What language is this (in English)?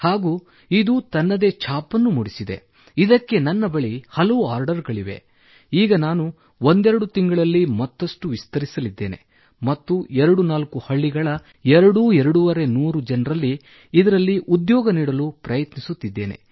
Kannada